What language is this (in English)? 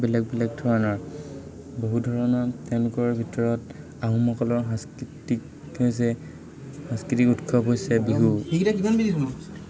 Assamese